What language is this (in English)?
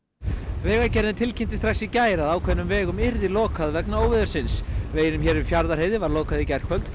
Icelandic